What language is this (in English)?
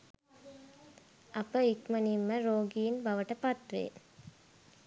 Sinhala